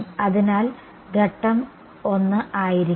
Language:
Malayalam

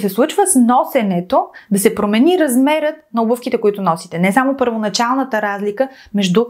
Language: Bulgarian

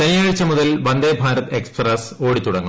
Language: Malayalam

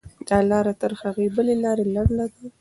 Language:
Pashto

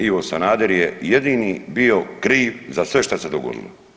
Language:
Croatian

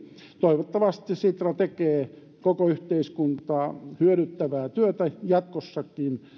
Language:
Finnish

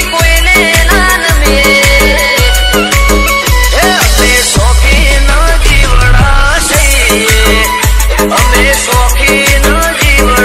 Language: Romanian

